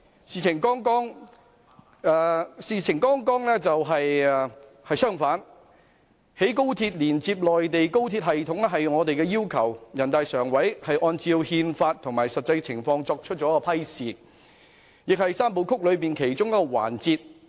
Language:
Cantonese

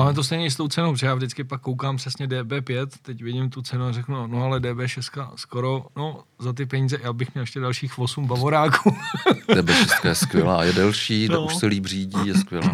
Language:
Czech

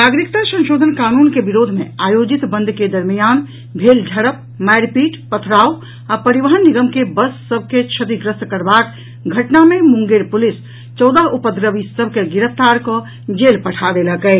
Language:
Maithili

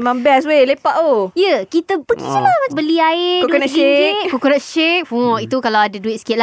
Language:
Malay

